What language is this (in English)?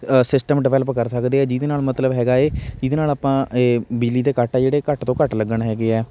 Punjabi